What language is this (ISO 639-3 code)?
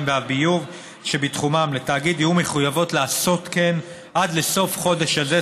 heb